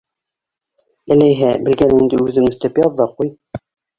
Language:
Bashkir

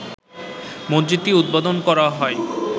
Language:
Bangla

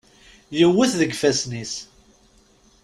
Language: Kabyle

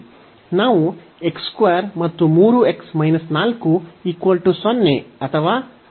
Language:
Kannada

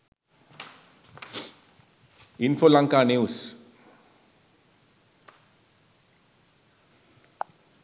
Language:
Sinhala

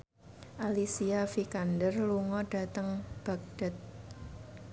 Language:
Javanese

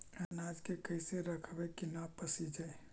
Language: Magahi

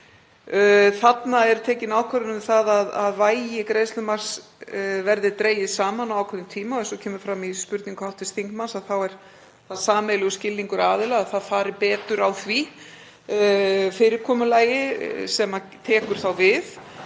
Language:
Icelandic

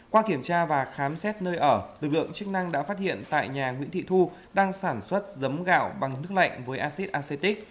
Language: Vietnamese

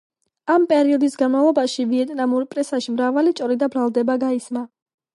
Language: Georgian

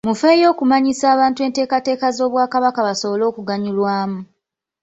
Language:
Ganda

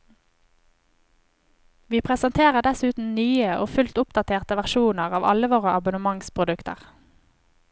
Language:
Norwegian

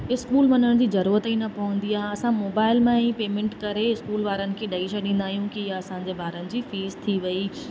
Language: Sindhi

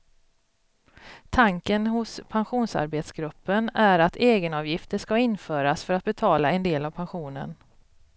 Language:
Swedish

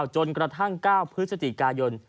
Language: Thai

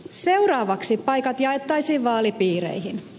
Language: Finnish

